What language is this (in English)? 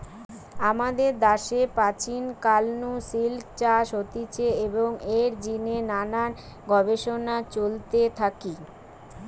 Bangla